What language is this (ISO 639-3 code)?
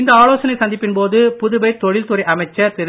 tam